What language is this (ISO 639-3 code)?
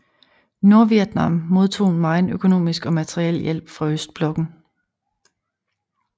dan